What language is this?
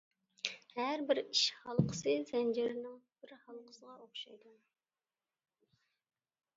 Uyghur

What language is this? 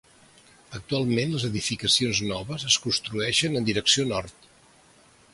Catalan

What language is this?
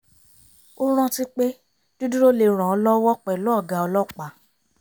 Yoruba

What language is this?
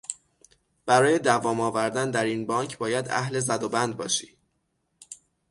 Persian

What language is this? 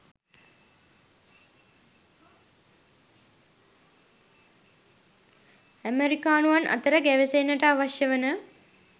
Sinhala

